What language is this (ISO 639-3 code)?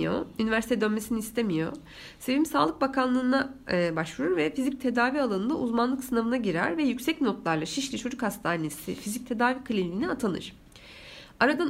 tur